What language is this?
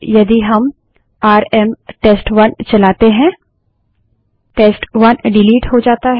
Hindi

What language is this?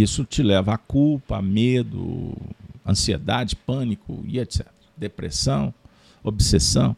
Portuguese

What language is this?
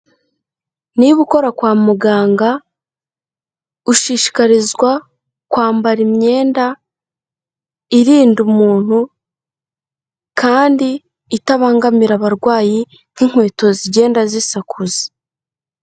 Kinyarwanda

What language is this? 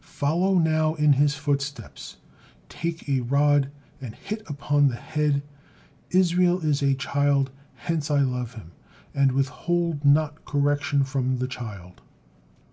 English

